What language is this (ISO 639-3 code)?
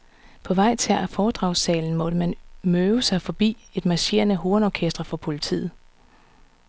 dan